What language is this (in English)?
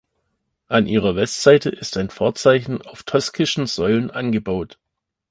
German